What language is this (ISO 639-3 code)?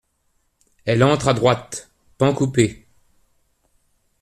fra